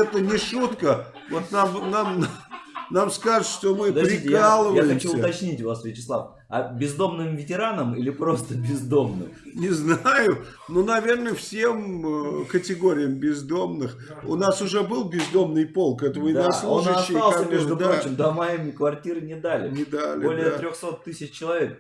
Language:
Russian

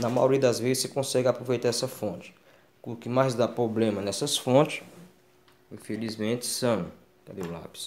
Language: Portuguese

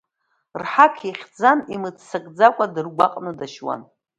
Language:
Abkhazian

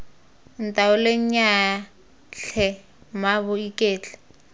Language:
Tswana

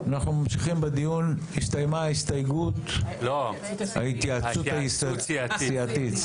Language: Hebrew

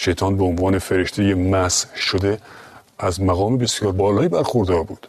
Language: Persian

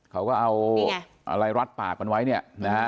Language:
Thai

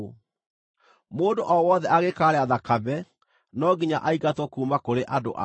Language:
Kikuyu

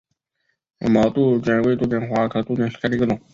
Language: Chinese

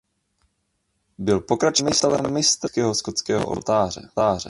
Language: Czech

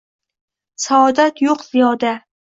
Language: Uzbek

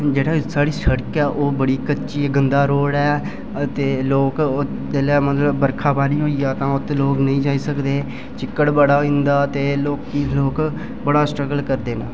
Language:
Dogri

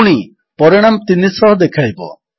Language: Odia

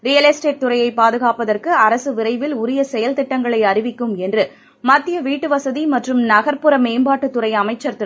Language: Tamil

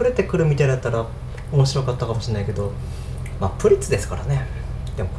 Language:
Japanese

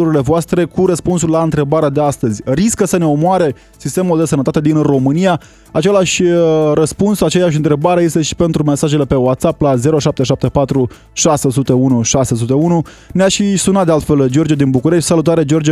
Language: Romanian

